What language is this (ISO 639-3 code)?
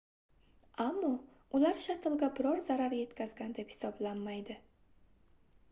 uzb